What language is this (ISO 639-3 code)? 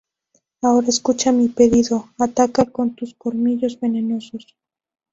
spa